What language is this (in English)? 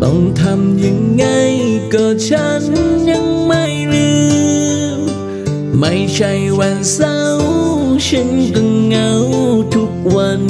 Vietnamese